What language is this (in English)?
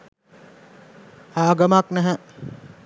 Sinhala